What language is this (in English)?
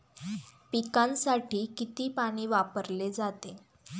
Marathi